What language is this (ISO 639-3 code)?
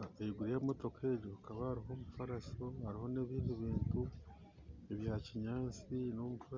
nyn